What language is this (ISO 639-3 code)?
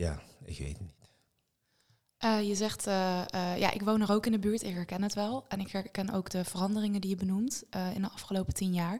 nld